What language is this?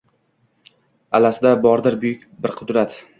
Uzbek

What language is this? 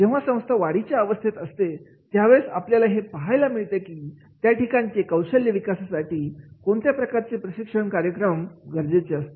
Marathi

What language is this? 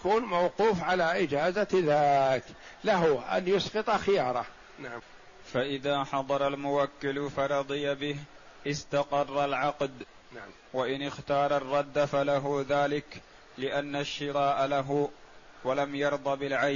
Arabic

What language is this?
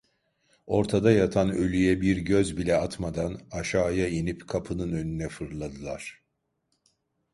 Turkish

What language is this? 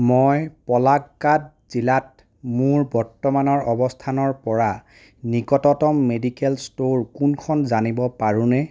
Assamese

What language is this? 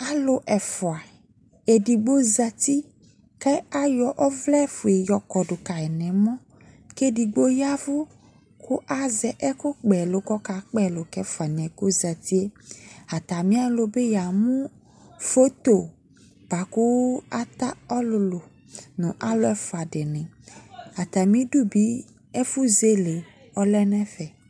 Ikposo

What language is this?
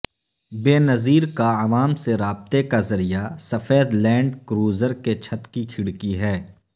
Urdu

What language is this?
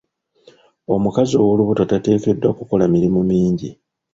Ganda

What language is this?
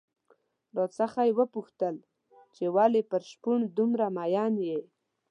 Pashto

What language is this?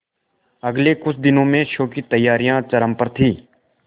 Hindi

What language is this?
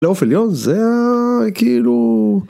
Hebrew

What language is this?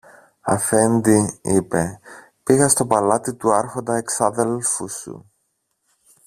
Greek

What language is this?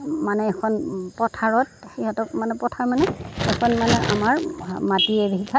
Assamese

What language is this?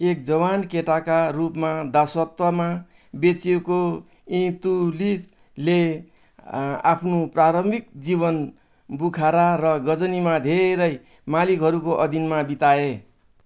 Nepali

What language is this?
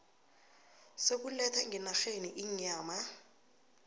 South Ndebele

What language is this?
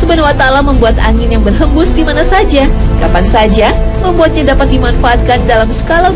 Indonesian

